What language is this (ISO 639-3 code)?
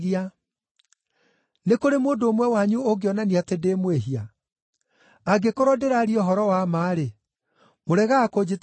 kik